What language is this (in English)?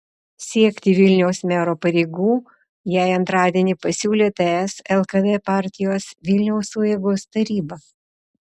Lithuanian